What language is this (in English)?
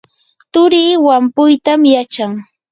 Yanahuanca Pasco Quechua